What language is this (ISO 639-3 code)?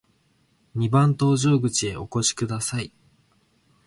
jpn